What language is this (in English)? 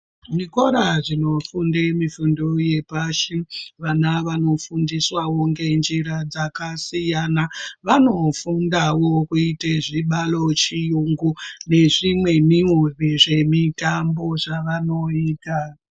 Ndau